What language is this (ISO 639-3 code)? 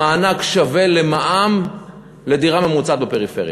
heb